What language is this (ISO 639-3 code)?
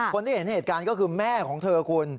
tha